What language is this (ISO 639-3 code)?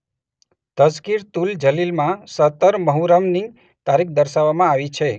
guj